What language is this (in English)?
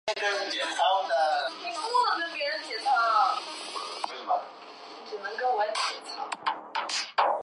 Chinese